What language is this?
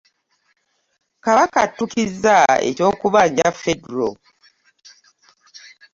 Ganda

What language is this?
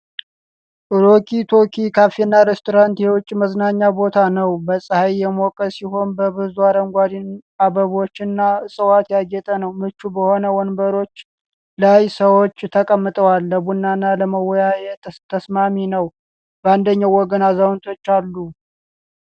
Amharic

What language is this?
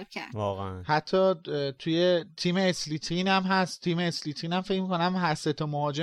Persian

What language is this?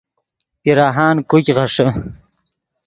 Yidgha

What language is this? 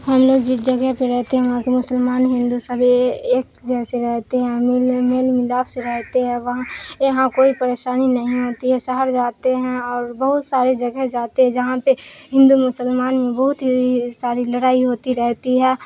Urdu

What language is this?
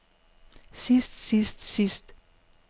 Danish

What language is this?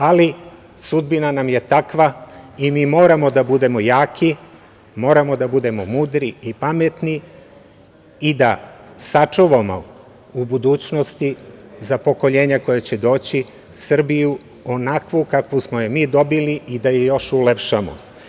Serbian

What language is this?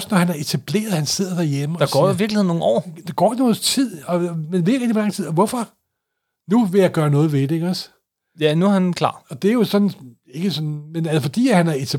Danish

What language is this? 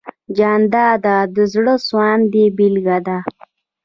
Pashto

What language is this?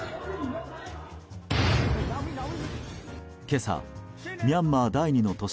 Japanese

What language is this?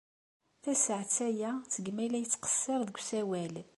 Kabyle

